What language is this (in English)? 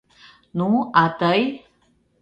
Mari